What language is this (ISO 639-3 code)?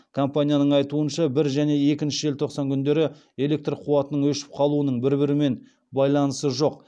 kaz